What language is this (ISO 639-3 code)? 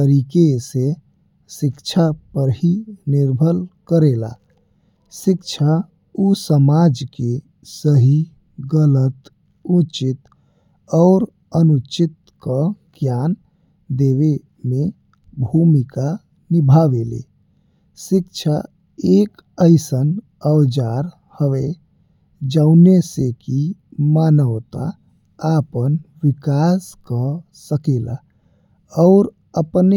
bho